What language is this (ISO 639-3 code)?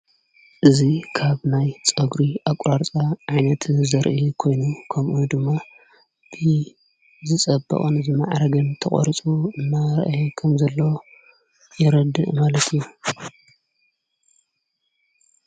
tir